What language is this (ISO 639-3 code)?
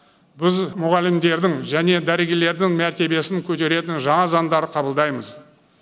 kaz